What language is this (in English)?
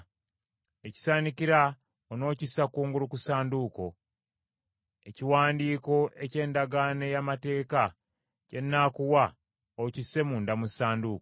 Ganda